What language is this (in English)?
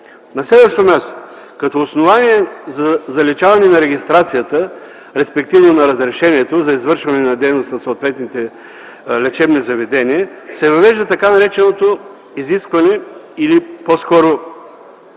Bulgarian